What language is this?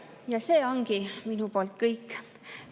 Estonian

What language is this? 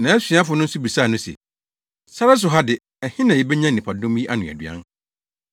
Akan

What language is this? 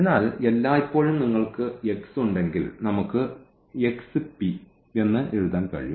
Malayalam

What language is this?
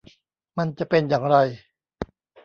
Thai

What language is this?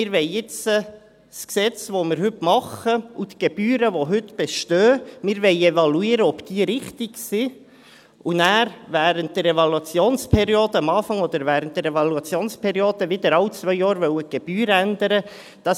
Swiss German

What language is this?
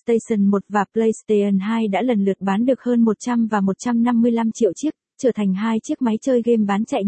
Vietnamese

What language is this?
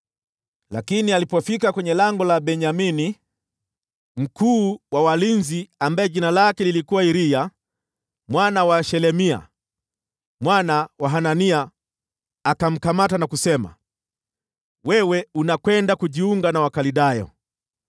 Swahili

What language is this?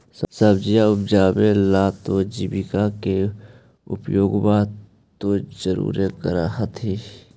Magahi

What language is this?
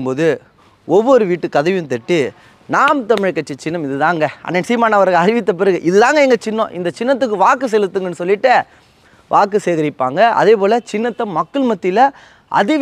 Arabic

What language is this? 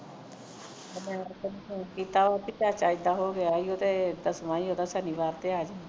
Punjabi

